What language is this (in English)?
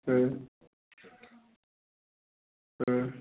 Bodo